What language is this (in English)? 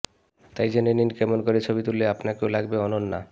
Bangla